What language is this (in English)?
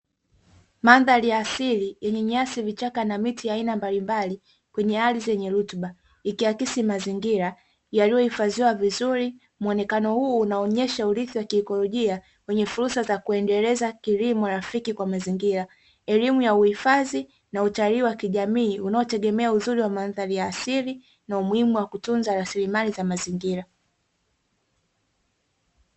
Swahili